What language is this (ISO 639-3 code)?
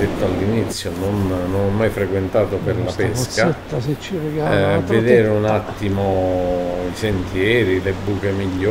ita